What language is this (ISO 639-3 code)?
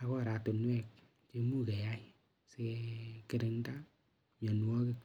kln